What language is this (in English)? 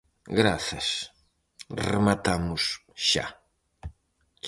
Galician